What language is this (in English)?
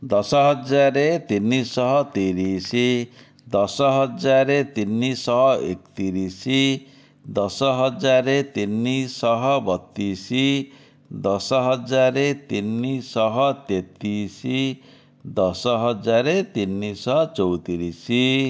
Odia